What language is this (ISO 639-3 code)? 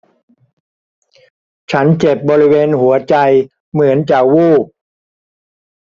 tha